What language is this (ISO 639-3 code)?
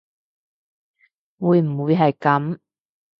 yue